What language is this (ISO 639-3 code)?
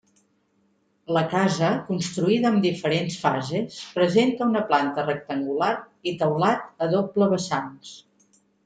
cat